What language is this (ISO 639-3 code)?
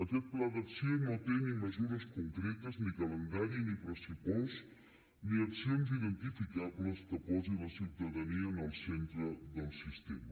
cat